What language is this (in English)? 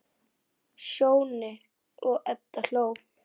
Icelandic